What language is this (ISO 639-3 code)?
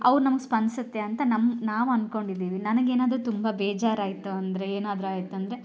kan